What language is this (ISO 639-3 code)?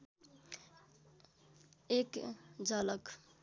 nep